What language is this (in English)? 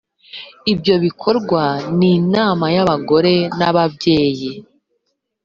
Kinyarwanda